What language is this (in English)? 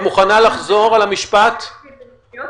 Hebrew